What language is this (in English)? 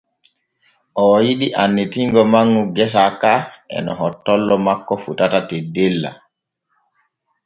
Borgu Fulfulde